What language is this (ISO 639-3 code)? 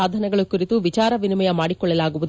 kan